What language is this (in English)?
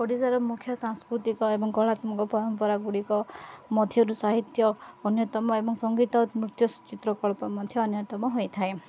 Odia